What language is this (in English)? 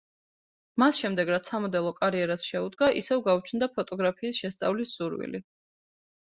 Georgian